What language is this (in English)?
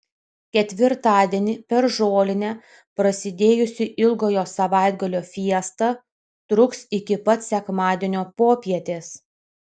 Lithuanian